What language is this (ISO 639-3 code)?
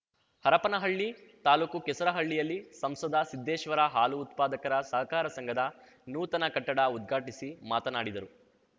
kan